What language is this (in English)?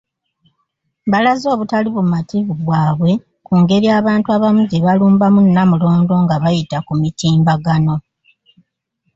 Ganda